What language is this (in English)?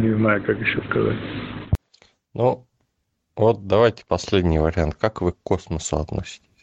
Russian